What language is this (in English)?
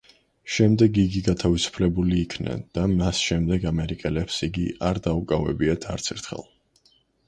Georgian